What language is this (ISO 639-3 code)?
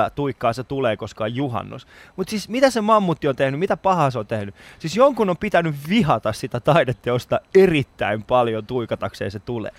fin